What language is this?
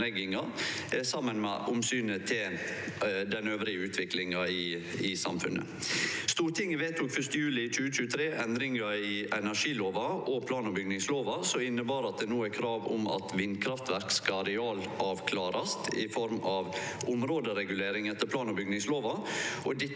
Norwegian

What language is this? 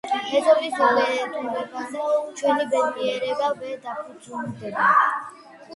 Georgian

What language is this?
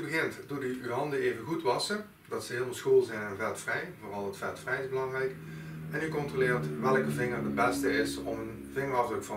Dutch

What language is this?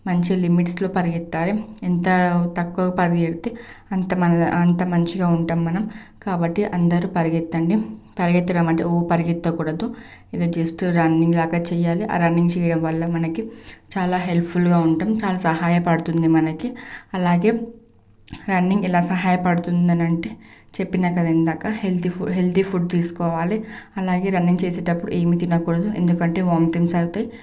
Telugu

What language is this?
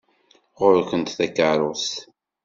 Kabyle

